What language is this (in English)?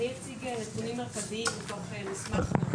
Hebrew